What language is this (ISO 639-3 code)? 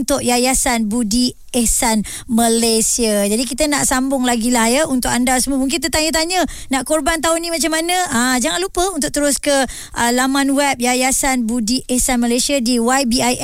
msa